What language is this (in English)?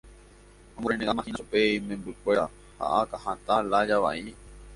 Guarani